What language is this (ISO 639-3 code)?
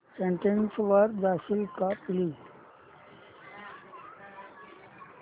mar